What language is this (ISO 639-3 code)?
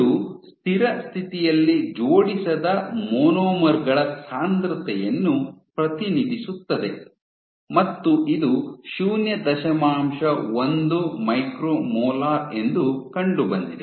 kan